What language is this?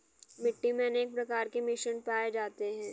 Hindi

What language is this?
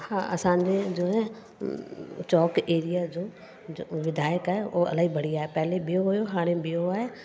Sindhi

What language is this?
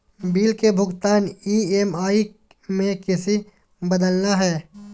Magahi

